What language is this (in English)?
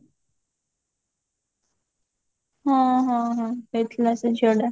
Odia